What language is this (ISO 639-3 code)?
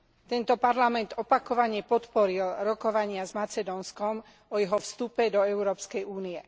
slk